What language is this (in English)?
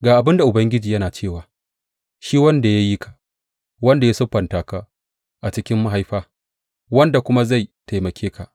Hausa